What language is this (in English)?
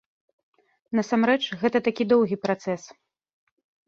Belarusian